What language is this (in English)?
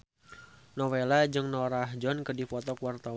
Sundanese